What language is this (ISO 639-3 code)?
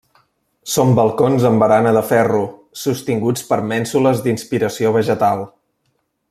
cat